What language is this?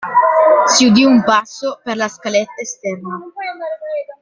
Italian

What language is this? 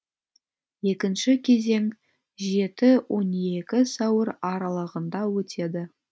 Kazakh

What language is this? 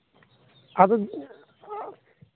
Santali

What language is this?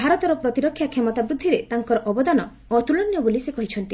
Odia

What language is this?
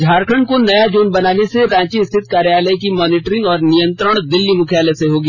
Hindi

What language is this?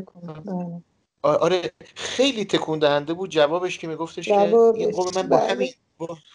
Persian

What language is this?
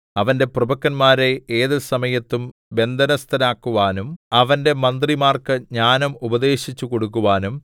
Malayalam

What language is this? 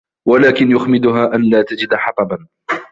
Arabic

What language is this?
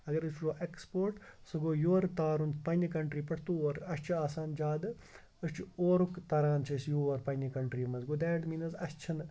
Kashmiri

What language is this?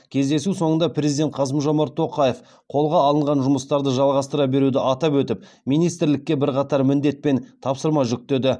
Kazakh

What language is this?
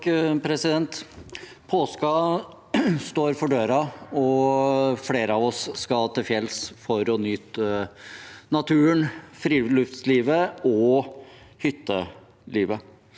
Norwegian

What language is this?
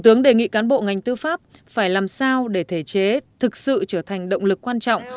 Vietnamese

